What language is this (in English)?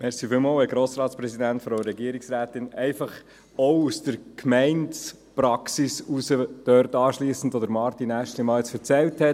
Swiss German